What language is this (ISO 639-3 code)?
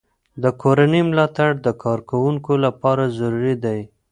pus